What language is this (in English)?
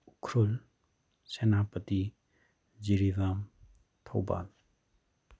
Manipuri